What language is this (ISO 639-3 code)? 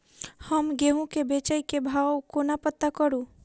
mai